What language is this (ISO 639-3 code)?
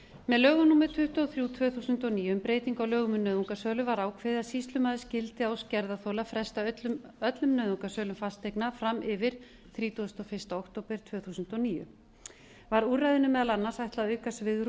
isl